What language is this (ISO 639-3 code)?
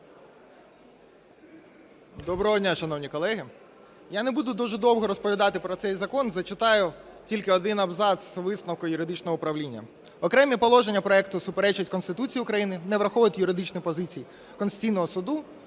ukr